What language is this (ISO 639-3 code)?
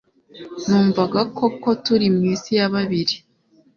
kin